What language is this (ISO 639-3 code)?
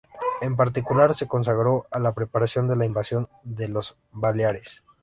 spa